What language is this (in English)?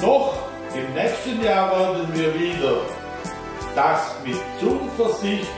German